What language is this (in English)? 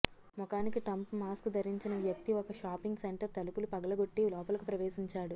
Telugu